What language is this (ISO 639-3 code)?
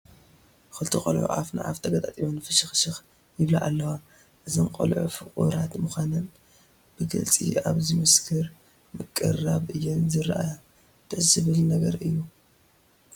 tir